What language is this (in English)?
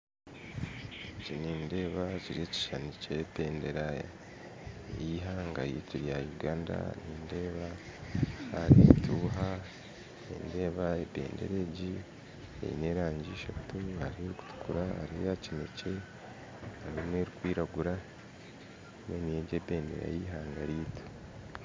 Nyankole